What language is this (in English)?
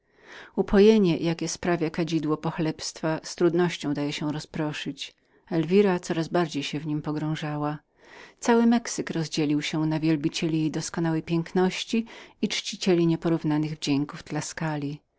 Polish